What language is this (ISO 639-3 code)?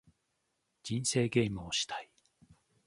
jpn